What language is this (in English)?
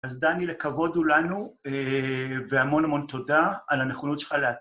Hebrew